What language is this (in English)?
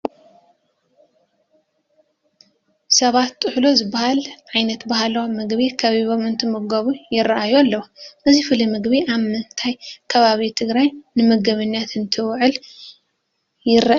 Tigrinya